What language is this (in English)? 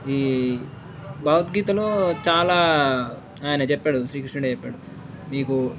Telugu